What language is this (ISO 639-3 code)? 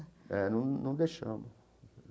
por